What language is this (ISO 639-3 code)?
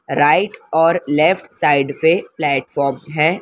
hin